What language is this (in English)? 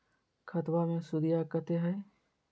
Magahi